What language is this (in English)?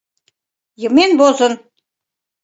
Mari